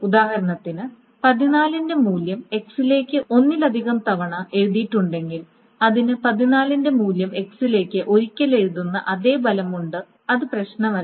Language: Malayalam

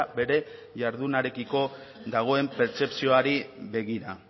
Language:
Basque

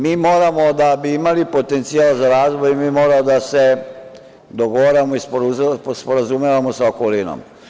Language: Serbian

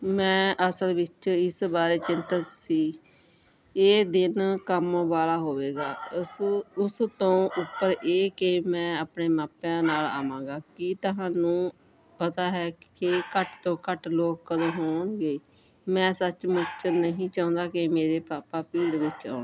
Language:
Punjabi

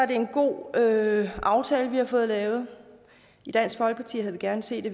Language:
Danish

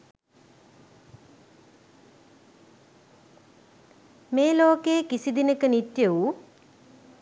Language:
Sinhala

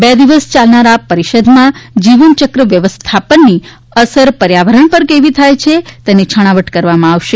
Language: Gujarati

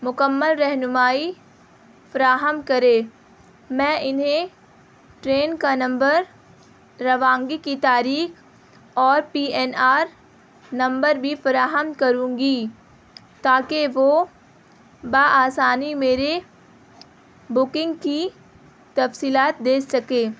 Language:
Urdu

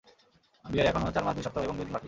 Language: Bangla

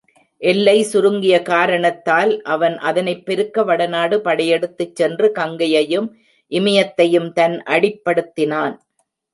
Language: Tamil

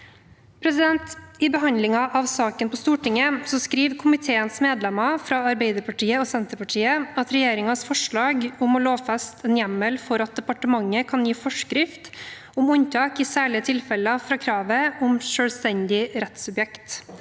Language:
Norwegian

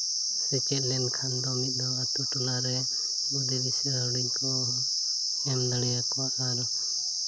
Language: Santali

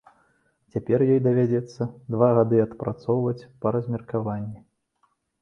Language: Belarusian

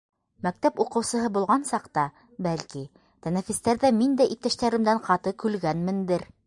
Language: Bashkir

